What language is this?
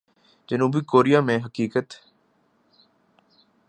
Urdu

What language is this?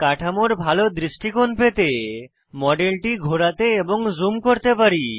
Bangla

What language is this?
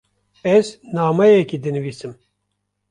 Kurdish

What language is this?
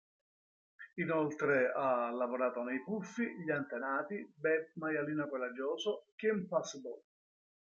Italian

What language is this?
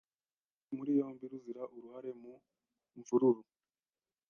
Kinyarwanda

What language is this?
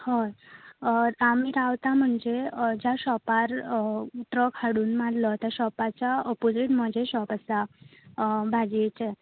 Konkani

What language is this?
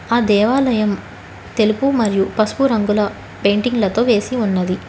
Telugu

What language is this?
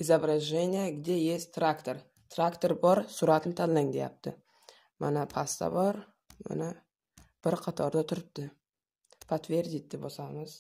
Turkish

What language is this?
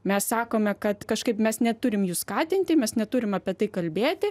Lithuanian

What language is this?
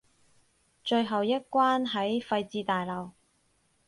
Cantonese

